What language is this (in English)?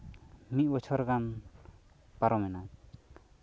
Santali